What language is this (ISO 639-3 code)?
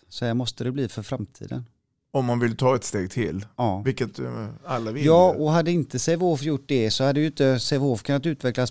swe